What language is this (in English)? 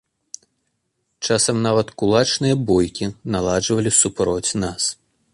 Belarusian